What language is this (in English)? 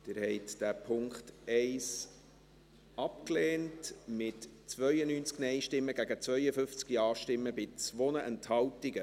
Swiss German